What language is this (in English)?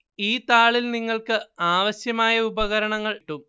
Malayalam